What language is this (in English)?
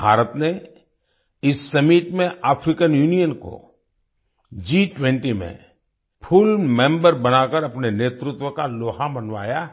Hindi